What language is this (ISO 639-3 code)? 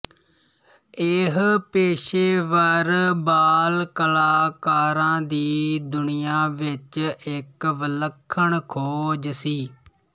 pan